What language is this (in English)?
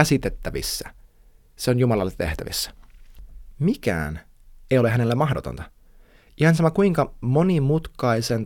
Finnish